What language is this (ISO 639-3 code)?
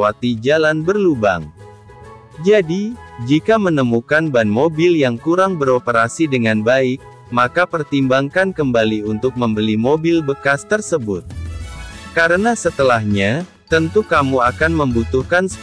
ind